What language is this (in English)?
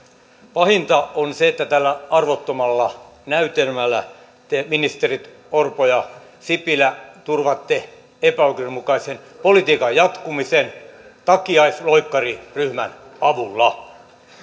Finnish